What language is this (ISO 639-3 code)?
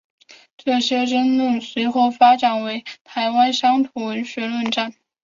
zho